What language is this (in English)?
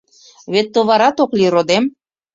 Mari